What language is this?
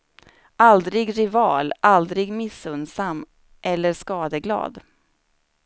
Swedish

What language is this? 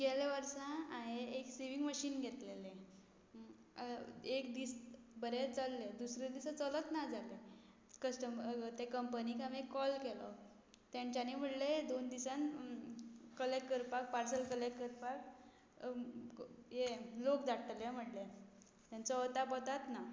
Konkani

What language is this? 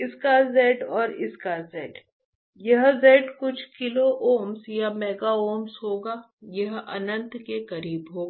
Hindi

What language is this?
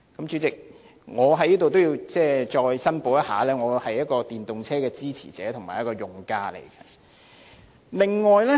Cantonese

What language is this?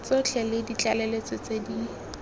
Tswana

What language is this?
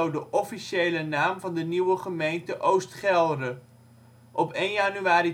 Dutch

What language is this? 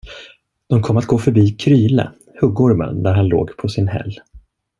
Swedish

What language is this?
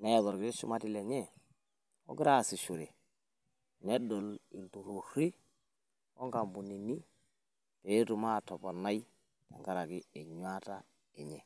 Masai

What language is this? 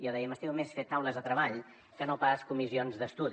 Catalan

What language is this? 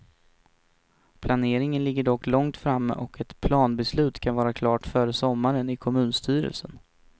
Swedish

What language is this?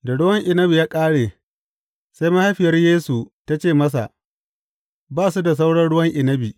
Hausa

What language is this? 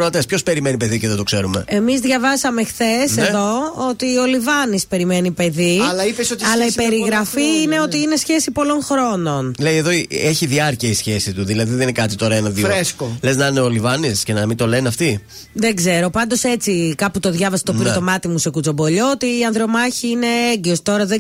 Greek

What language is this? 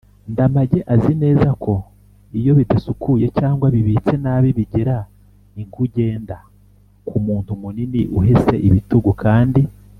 Kinyarwanda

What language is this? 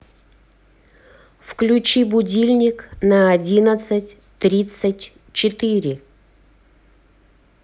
Russian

